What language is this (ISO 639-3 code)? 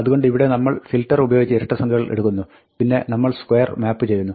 mal